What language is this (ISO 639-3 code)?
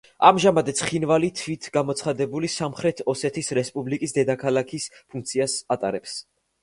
kat